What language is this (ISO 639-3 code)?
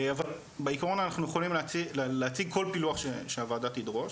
heb